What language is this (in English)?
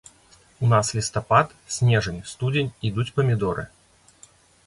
Belarusian